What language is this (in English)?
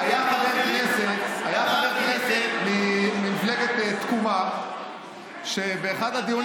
Hebrew